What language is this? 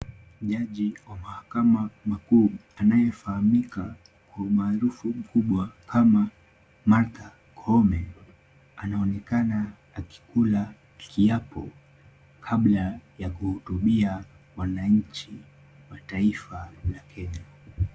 Swahili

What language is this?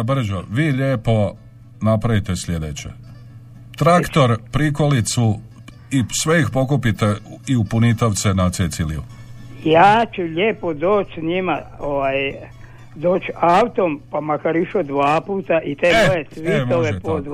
Croatian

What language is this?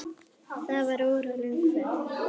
Icelandic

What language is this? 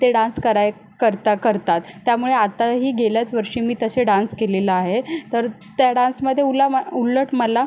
Marathi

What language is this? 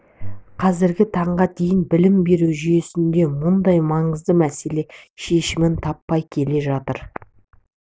Kazakh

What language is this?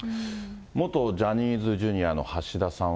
Japanese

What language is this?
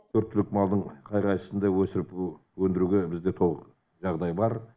Kazakh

